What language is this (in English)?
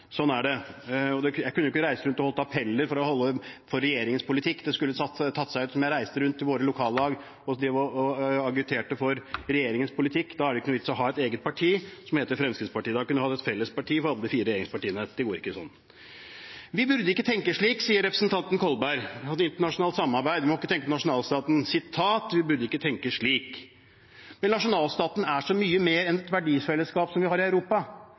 Norwegian Bokmål